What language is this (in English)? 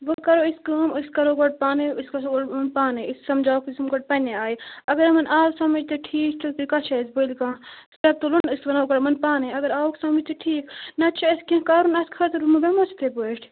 Kashmiri